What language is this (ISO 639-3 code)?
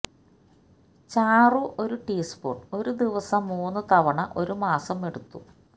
mal